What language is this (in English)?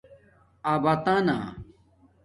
Domaaki